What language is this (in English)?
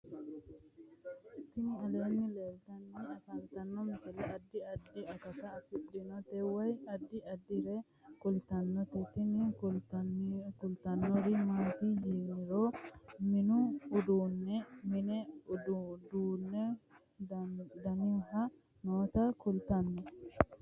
Sidamo